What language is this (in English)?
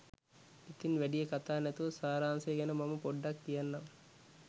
Sinhala